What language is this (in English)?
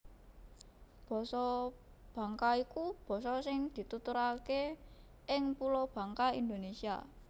Javanese